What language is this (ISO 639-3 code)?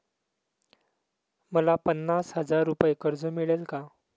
mar